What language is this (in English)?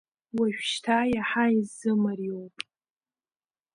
Abkhazian